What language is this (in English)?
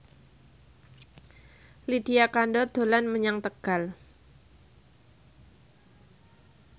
Javanese